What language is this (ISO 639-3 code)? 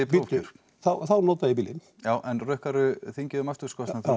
isl